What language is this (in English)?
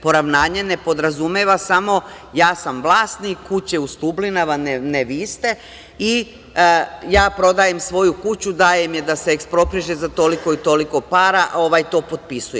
Serbian